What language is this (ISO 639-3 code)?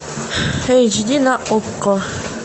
rus